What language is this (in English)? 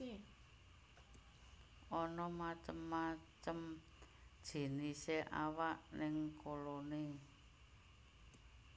Javanese